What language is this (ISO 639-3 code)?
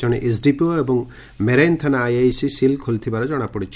ori